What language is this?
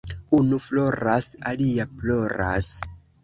Esperanto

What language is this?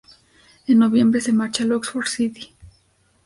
Spanish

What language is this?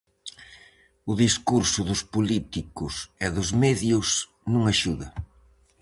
Galician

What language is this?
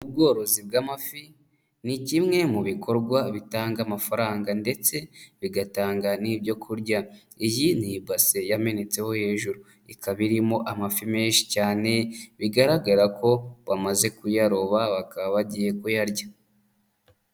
Kinyarwanda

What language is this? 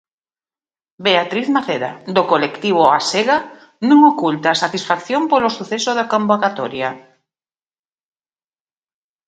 Galician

